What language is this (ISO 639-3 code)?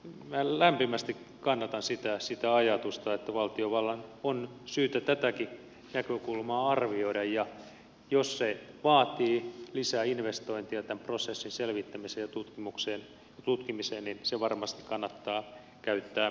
fin